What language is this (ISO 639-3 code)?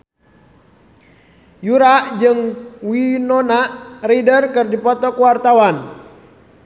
sun